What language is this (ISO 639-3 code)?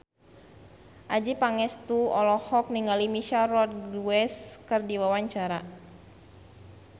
sun